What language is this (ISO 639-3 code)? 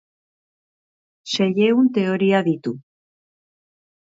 eus